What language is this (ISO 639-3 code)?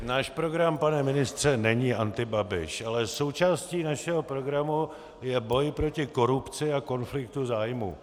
ces